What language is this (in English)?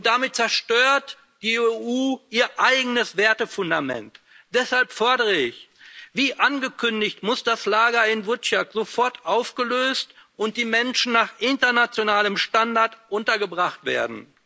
German